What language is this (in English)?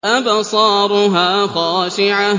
Arabic